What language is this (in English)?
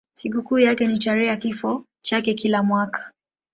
Swahili